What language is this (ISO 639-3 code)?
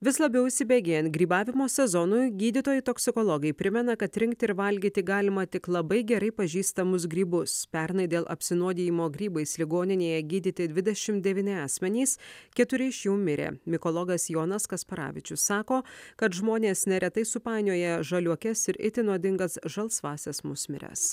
lit